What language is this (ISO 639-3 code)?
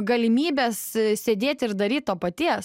lit